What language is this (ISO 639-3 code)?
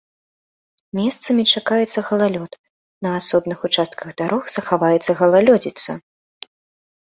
bel